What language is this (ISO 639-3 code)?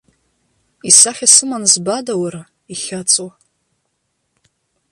abk